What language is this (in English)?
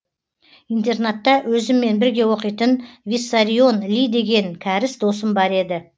Kazakh